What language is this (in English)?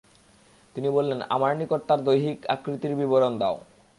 Bangla